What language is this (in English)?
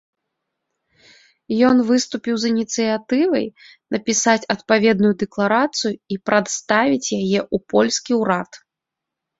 Belarusian